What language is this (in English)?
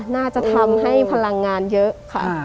Thai